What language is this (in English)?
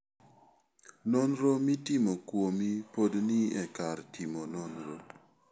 Luo (Kenya and Tanzania)